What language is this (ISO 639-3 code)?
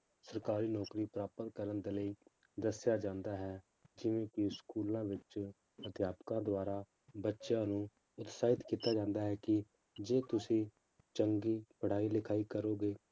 pan